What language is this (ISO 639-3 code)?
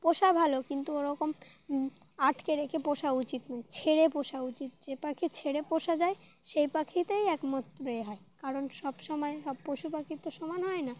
ben